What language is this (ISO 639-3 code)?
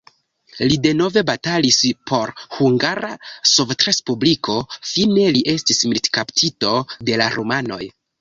epo